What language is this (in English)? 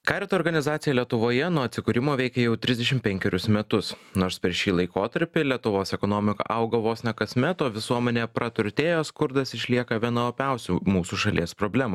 Lithuanian